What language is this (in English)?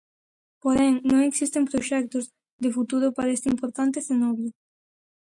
Galician